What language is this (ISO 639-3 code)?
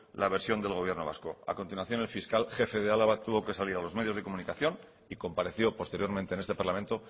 spa